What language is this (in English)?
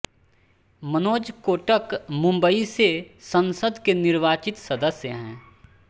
Hindi